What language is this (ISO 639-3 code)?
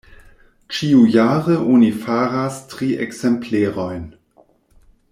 epo